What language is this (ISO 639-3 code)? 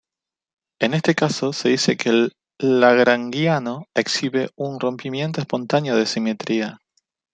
spa